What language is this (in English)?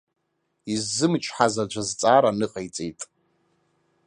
Abkhazian